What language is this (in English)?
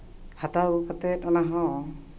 Santali